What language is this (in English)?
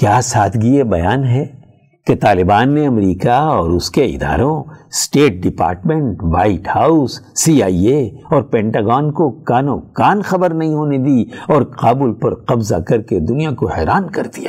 Urdu